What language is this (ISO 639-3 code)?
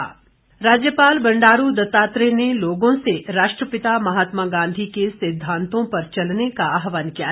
hin